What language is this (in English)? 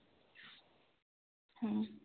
Santali